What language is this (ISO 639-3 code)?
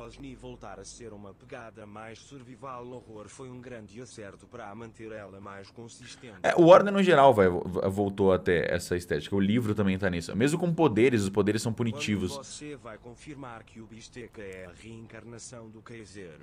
por